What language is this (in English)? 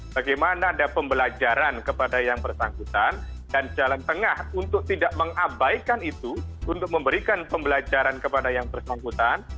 Indonesian